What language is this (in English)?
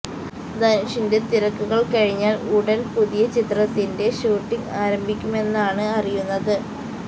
Malayalam